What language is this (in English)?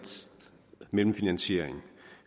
Danish